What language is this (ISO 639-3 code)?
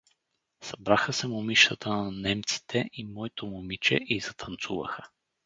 bul